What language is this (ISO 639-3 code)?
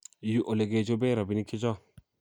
kln